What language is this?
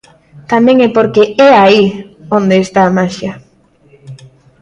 Galician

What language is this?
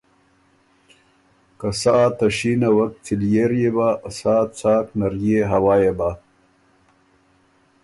Ormuri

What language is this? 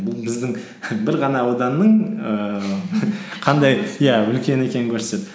Kazakh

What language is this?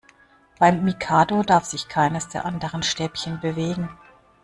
German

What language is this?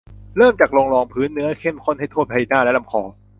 Thai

